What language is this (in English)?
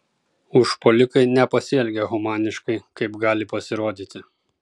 Lithuanian